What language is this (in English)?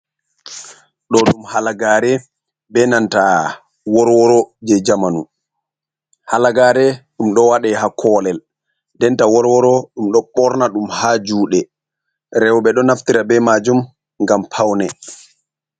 Fula